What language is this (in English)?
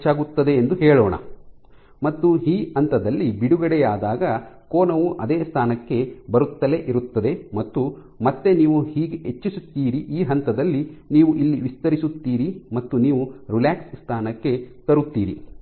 Kannada